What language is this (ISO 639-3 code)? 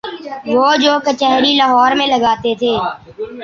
urd